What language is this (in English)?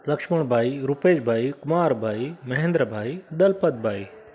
Sindhi